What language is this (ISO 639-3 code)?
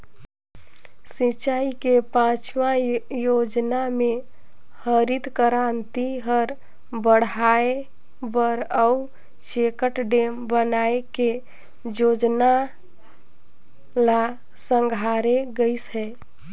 hne